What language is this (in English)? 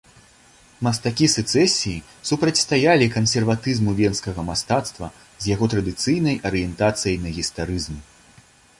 Belarusian